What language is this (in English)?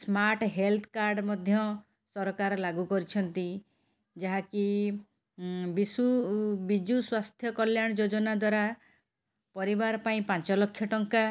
Odia